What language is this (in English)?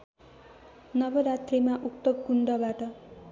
Nepali